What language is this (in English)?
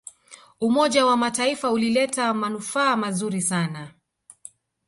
Swahili